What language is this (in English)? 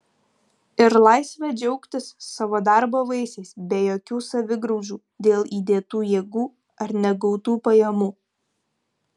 Lithuanian